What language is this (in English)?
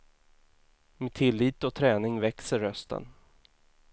Swedish